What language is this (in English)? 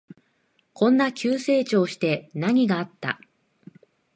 Japanese